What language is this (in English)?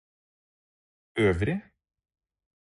Norwegian Bokmål